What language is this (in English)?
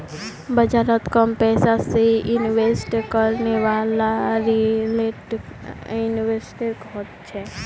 Magahi